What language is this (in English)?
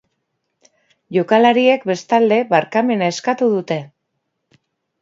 Basque